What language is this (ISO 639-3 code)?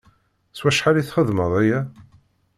kab